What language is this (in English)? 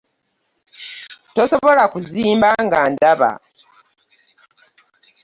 Ganda